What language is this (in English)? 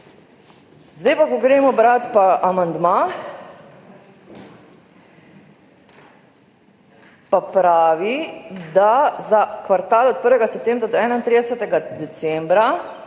Slovenian